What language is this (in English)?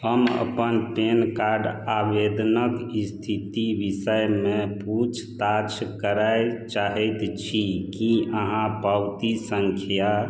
Maithili